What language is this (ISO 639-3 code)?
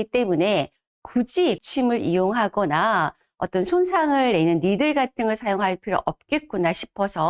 kor